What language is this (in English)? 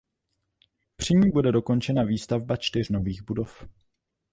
Czech